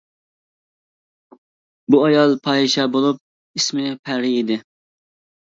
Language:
Uyghur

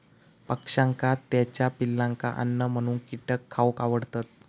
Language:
Marathi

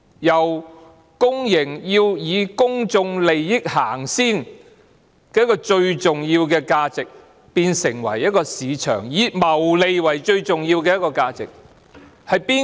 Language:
Cantonese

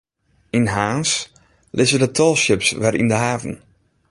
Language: Western Frisian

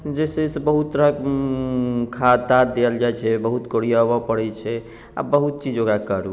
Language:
Maithili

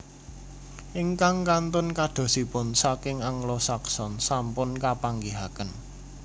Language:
Javanese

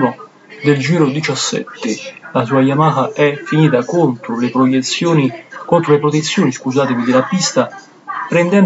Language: Italian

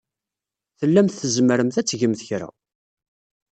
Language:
Kabyle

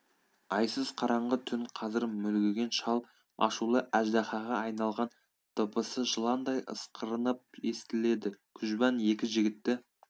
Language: Kazakh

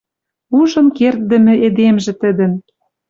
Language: Western Mari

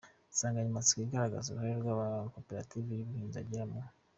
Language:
Kinyarwanda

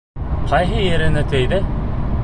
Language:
Bashkir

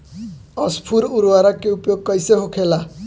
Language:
Bhojpuri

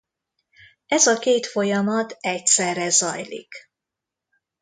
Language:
Hungarian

